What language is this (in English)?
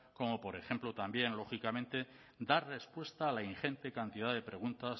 Spanish